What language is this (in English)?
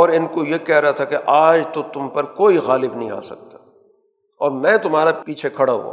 Urdu